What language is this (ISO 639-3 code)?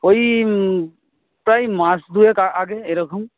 ben